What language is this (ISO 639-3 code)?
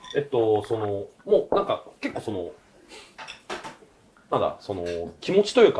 jpn